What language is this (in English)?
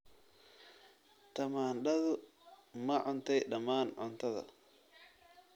Somali